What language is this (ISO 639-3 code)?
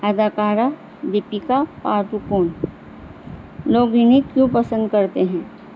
urd